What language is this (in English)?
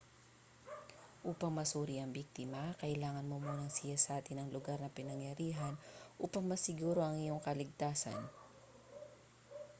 Filipino